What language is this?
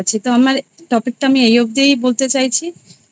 Bangla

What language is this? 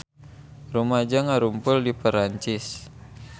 Sundanese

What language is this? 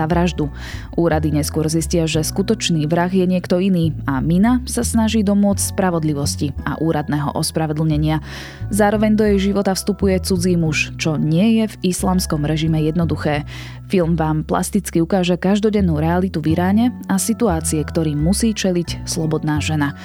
Slovak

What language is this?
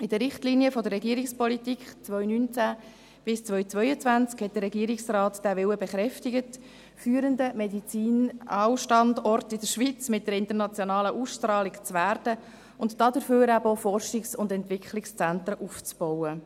Swiss German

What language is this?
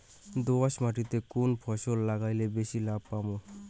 Bangla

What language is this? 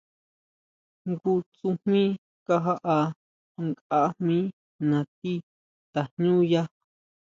Huautla Mazatec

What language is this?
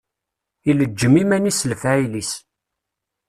Kabyle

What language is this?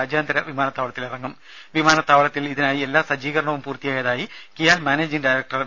Malayalam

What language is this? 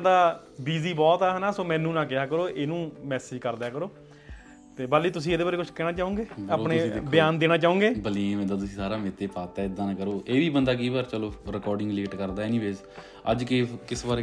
Punjabi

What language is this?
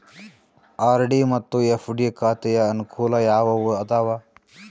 Kannada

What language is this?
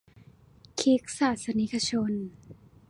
Thai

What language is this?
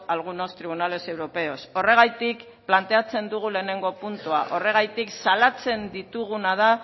Basque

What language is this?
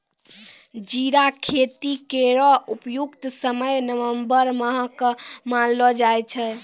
Maithili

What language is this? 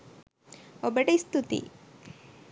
Sinhala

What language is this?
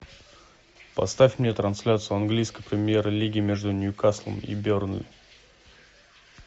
Russian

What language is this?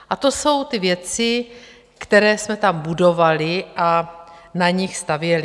Czech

